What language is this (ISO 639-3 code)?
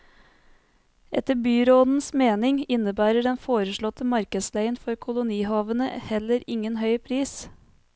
nor